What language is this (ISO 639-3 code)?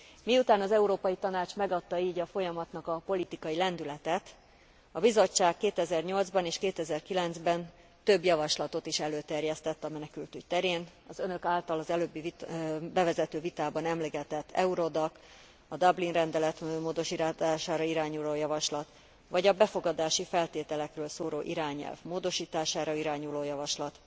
hun